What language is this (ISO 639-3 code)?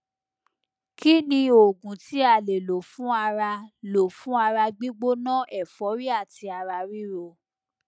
yor